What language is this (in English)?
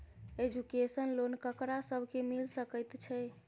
Maithili